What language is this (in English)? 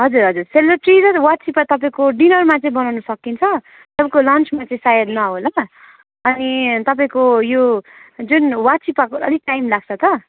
Nepali